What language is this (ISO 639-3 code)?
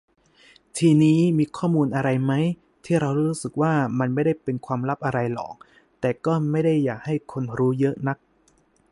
tha